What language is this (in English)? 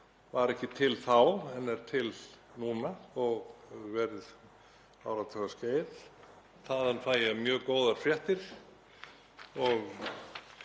Icelandic